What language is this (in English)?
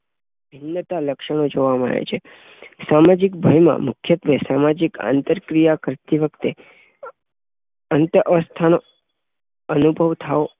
Gujarati